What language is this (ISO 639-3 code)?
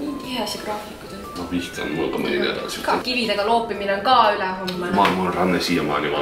fin